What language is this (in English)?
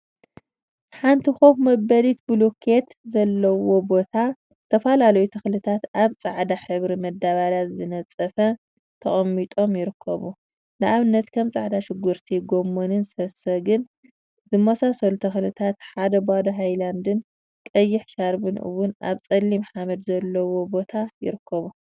Tigrinya